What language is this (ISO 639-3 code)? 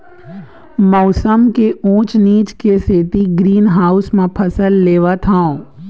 hne